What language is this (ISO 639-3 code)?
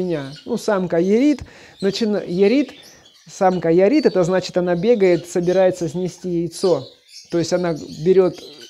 rus